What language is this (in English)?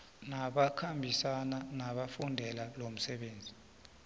South Ndebele